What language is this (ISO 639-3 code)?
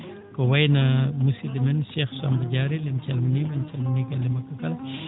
ful